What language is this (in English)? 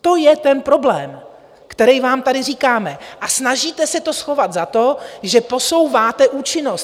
Czech